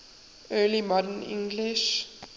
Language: English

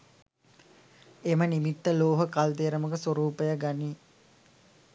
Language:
Sinhala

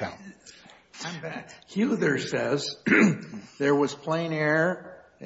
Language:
English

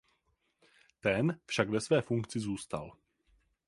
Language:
Czech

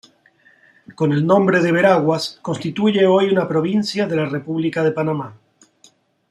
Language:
Spanish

